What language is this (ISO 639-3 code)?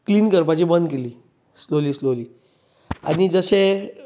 kok